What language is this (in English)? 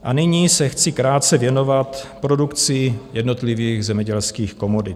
Czech